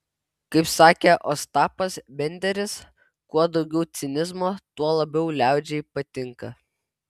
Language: Lithuanian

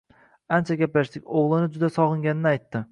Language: Uzbek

